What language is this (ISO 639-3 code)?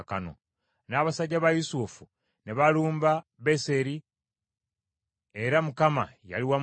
lug